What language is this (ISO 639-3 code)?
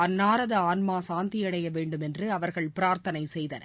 tam